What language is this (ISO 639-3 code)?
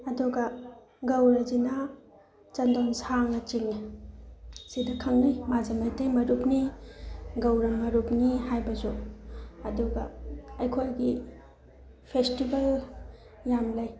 mni